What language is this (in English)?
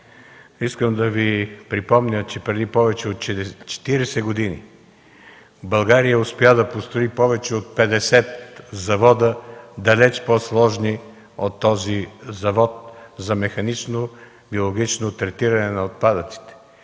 Bulgarian